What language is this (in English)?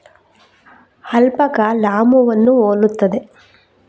Kannada